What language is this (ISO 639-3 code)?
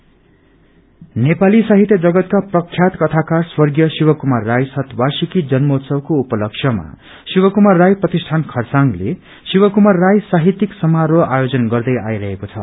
nep